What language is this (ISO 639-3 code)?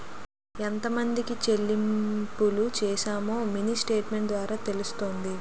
tel